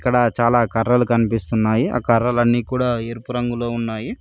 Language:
Telugu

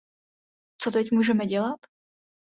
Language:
Czech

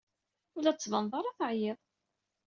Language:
Kabyle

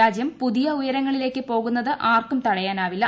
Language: Malayalam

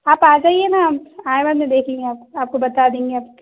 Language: Urdu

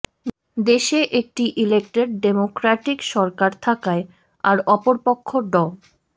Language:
Bangla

